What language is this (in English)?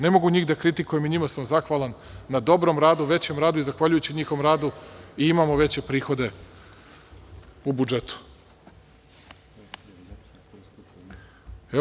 Serbian